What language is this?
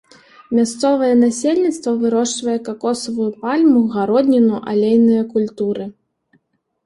Belarusian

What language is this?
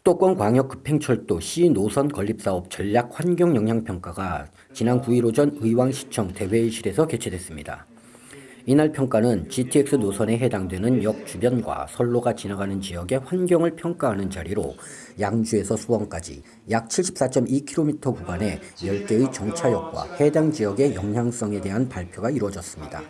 Korean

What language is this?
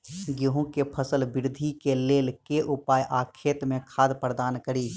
Maithili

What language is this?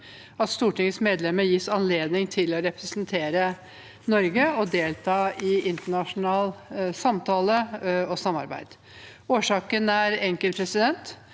Norwegian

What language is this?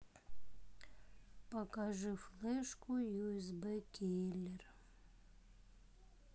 Russian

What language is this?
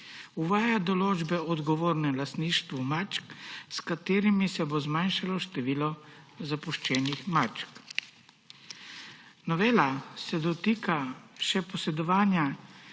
Slovenian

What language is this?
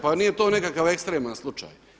Croatian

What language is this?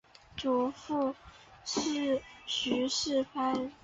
Chinese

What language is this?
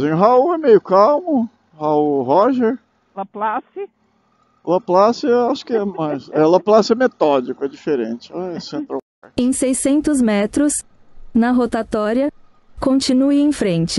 Portuguese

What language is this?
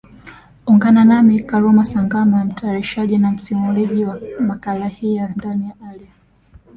Swahili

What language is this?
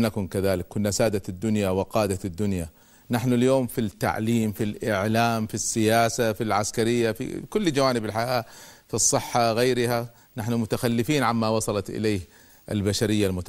Arabic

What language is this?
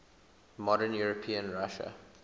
English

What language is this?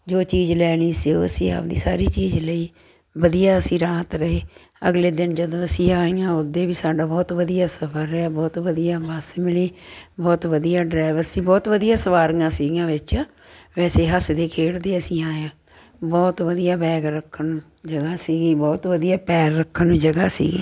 Punjabi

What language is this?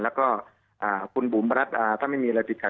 Thai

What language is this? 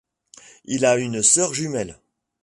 French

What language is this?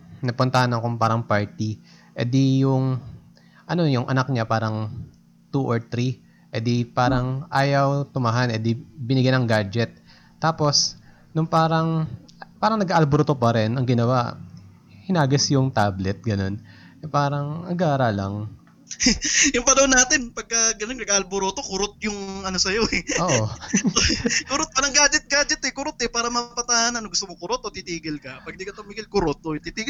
Filipino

